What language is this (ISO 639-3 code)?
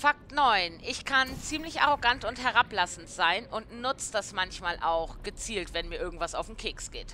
deu